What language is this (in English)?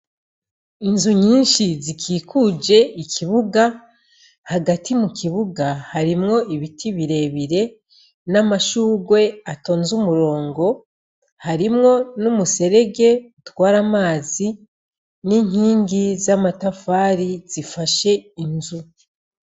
Rundi